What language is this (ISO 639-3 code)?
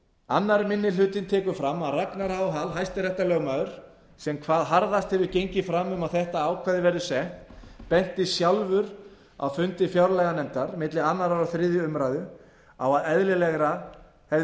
isl